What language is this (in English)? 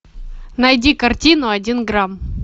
Russian